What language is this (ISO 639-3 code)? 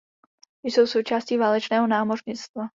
ces